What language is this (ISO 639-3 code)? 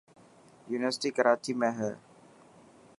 mki